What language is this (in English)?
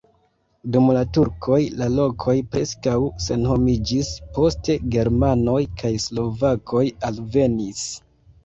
Esperanto